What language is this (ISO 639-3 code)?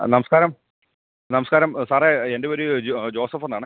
mal